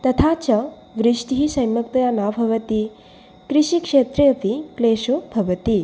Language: Sanskrit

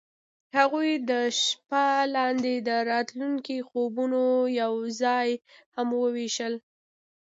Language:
Pashto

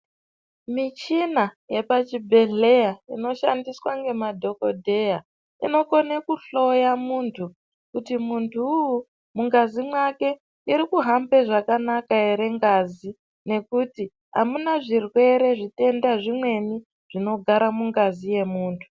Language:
Ndau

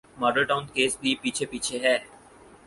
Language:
Urdu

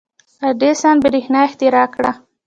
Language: Pashto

